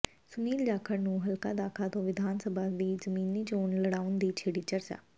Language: Punjabi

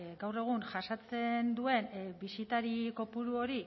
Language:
Basque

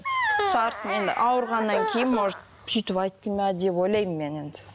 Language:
Kazakh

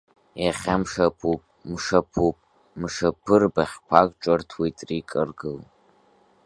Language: Abkhazian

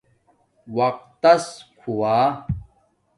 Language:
Domaaki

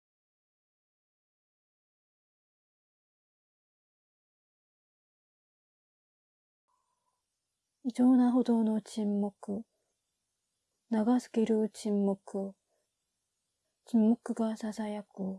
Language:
Japanese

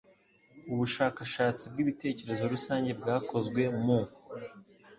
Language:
Kinyarwanda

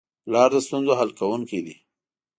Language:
Pashto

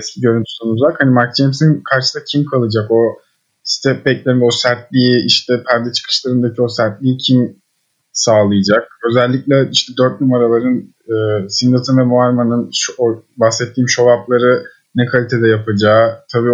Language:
Turkish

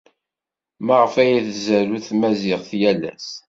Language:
Kabyle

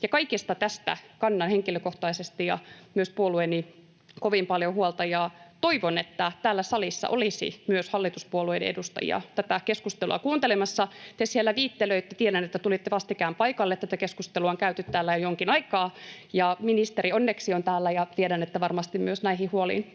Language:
Finnish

